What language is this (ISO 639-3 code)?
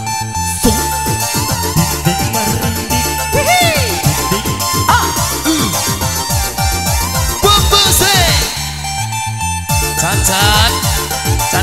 ind